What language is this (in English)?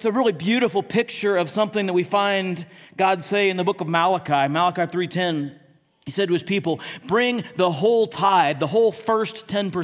English